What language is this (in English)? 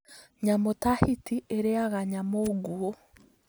Kikuyu